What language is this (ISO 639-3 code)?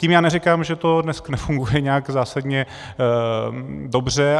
ces